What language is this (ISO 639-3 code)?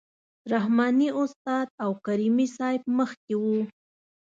pus